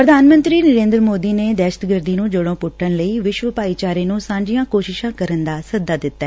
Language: Punjabi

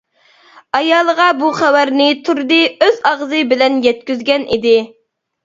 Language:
Uyghur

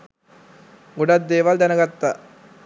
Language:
Sinhala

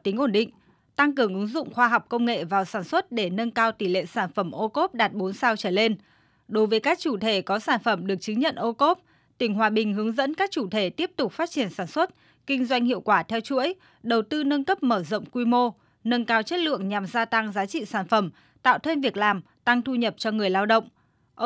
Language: Vietnamese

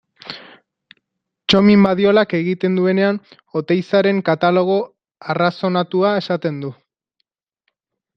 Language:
Basque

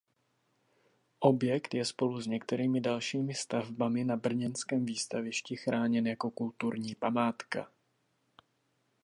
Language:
Czech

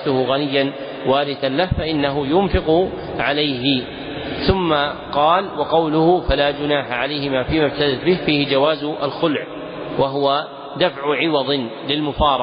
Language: Arabic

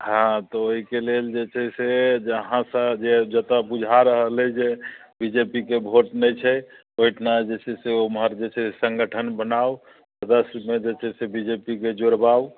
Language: Maithili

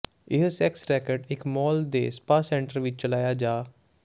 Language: Punjabi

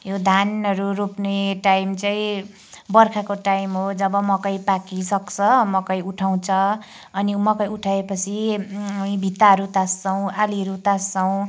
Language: Nepali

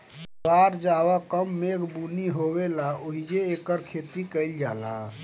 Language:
Bhojpuri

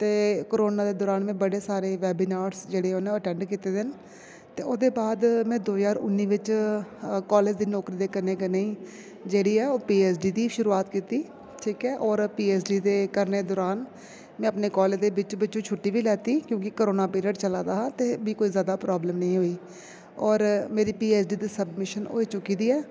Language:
Dogri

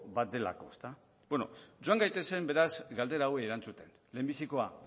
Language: Basque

